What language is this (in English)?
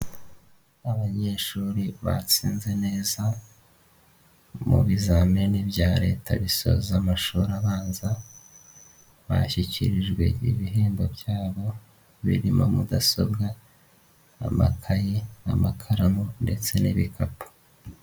Kinyarwanda